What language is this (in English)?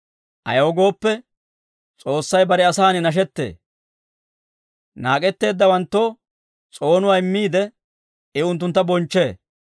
Dawro